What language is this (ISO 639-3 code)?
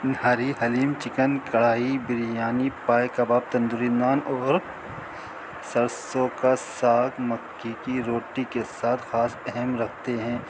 urd